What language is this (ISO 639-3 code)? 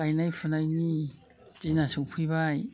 brx